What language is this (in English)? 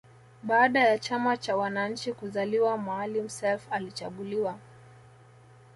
Swahili